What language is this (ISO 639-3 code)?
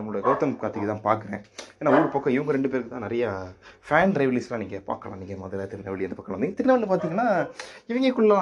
tam